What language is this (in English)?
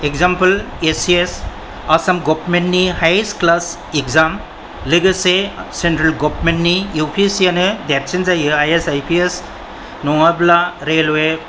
Bodo